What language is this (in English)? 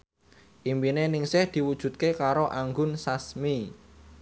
Javanese